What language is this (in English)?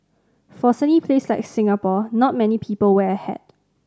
English